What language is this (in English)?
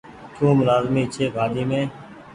Goaria